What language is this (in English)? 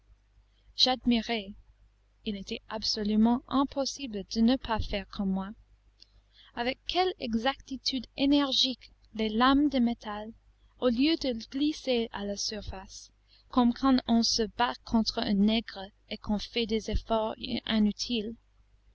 French